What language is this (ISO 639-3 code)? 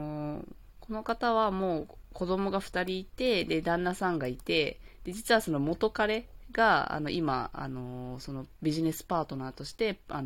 jpn